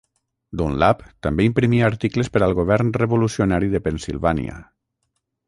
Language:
Catalan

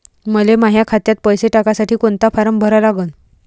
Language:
Marathi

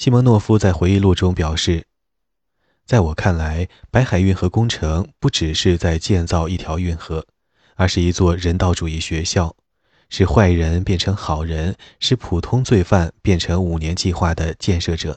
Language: Chinese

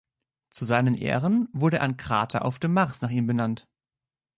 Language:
German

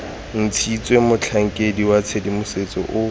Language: Tswana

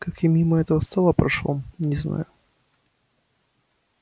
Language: Russian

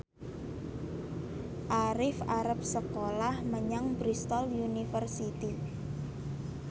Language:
Javanese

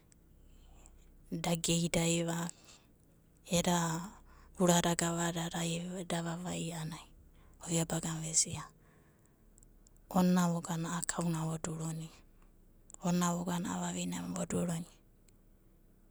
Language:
Abadi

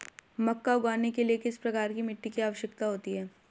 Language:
Hindi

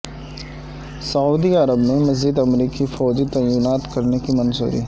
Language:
Urdu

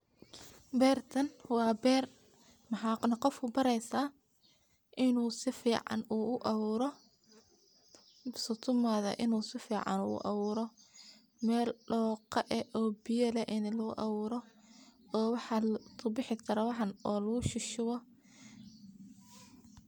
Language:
Somali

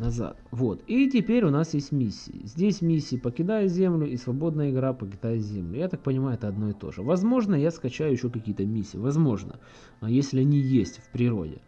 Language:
Russian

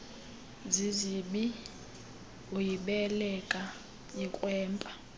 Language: Xhosa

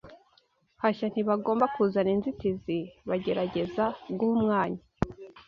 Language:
Kinyarwanda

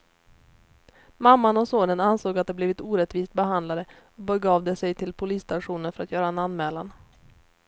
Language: Swedish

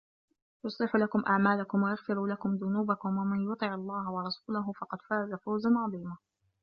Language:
Arabic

